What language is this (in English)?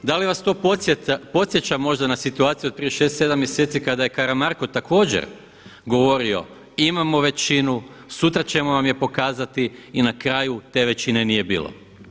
Croatian